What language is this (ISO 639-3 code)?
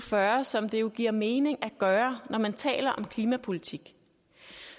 dan